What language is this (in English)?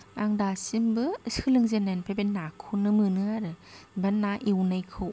Bodo